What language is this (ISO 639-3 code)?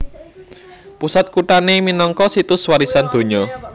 jav